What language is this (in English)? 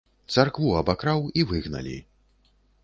Belarusian